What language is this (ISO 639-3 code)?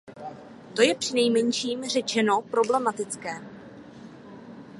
ces